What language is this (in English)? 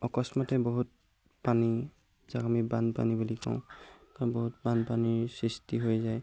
Assamese